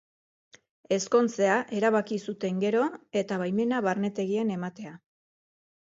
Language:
Basque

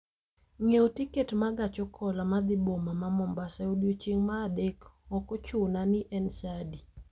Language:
Luo (Kenya and Tanzania)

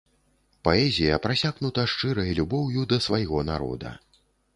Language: Belarusian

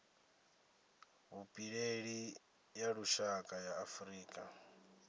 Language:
Venda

